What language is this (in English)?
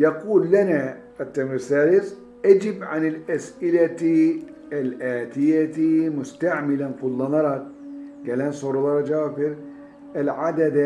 Turkish